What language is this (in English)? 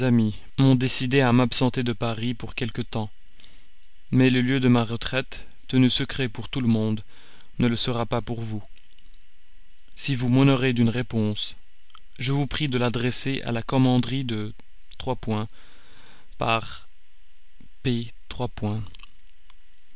French